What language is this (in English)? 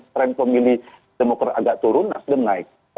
Indonesian